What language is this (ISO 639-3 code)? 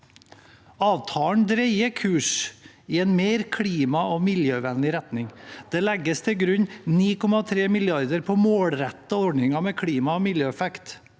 nor